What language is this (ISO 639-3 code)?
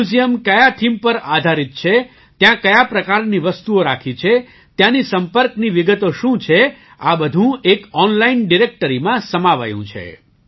guj